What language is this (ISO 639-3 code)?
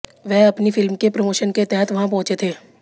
hin